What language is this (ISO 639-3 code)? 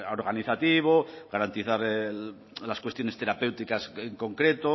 spa